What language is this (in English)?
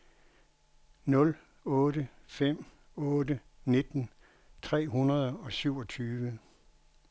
Danish